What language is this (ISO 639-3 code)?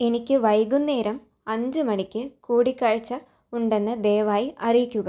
mal